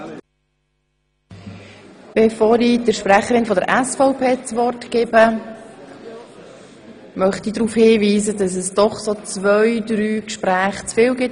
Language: Swiss German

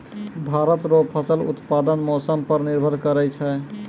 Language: Maithili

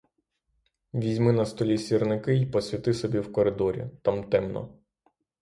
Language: Ukrainian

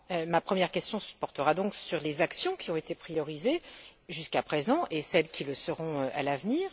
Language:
French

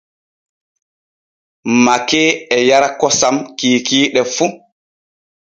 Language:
Borgu Fulfulde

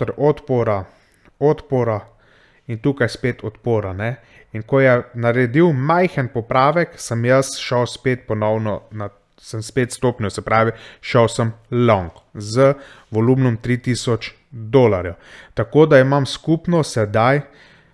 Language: Slovenian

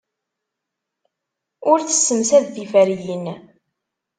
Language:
Kabyle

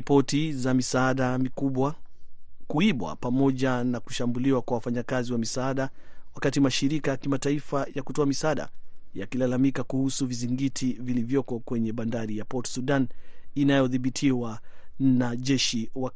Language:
Swahili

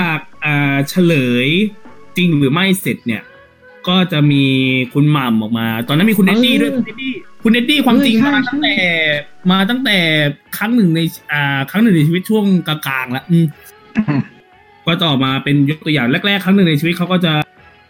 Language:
Thai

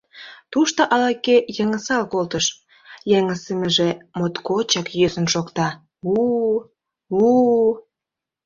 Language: Mari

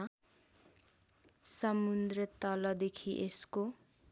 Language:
Nepali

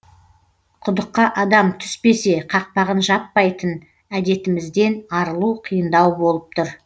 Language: Kazakh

